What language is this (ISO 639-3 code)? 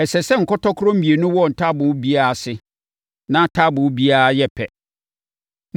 aka